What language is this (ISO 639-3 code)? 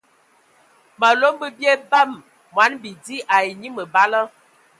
ewo